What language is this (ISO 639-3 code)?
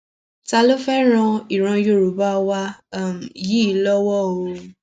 yor